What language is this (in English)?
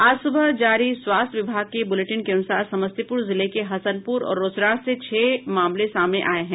Hindi